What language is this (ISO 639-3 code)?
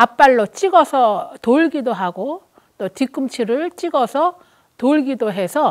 kor